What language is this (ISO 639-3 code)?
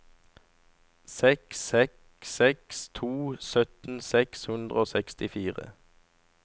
nor